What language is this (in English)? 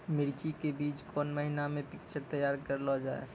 Maithili